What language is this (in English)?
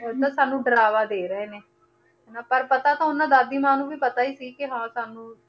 Punjabi